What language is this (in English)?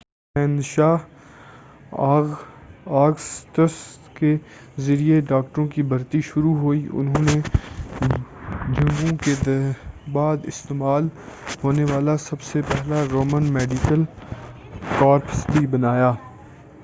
Urdu